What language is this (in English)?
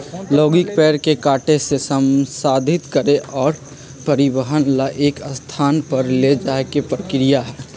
Magahi